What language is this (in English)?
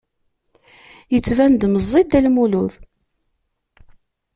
Kabyle